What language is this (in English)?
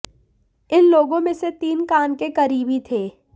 Hindi